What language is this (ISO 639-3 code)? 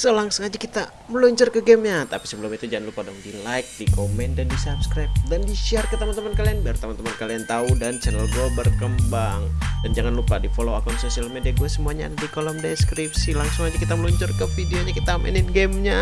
ind